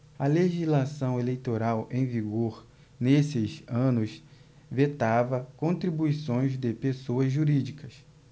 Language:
Portuguese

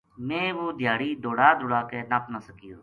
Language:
Gujari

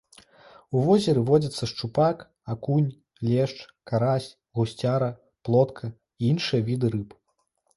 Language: Belarusian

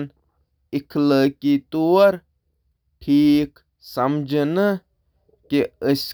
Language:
Kashmiri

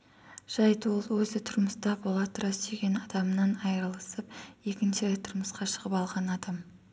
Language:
Kazakh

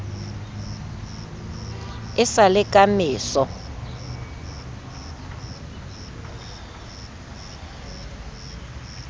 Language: Southern Sotho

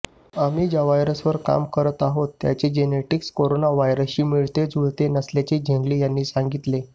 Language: Marathi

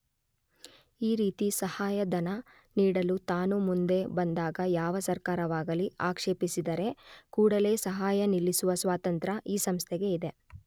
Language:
Kannada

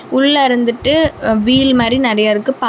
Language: Tamil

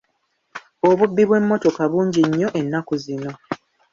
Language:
Ganda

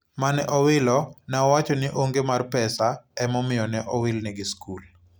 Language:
Luo (Kenya and Tanzania)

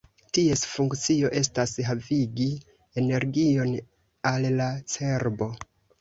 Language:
Esperanto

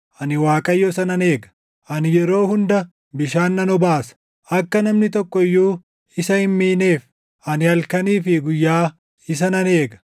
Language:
Oromo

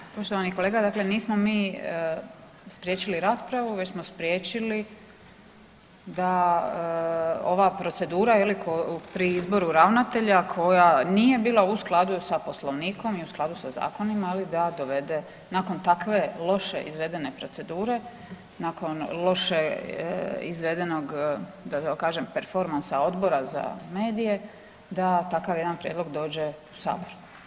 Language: Croatian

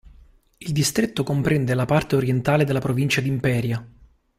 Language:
Italian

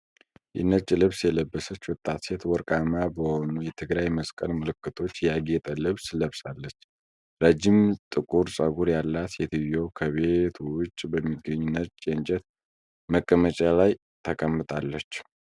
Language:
Amharic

